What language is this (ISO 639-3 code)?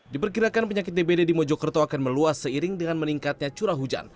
ind